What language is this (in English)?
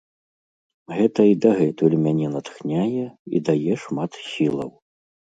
Belarusian